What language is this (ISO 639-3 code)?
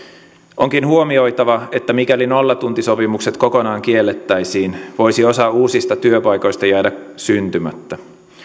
fin